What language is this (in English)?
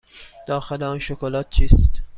Persian